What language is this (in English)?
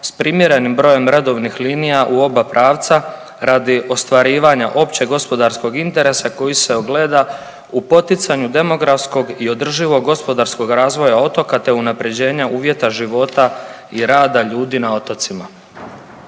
Croatian